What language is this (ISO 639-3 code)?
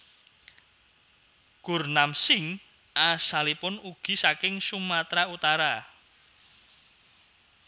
jav